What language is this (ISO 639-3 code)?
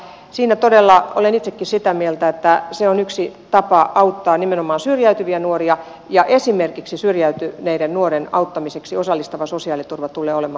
fin